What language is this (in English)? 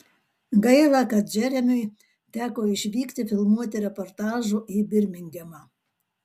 Lithuanian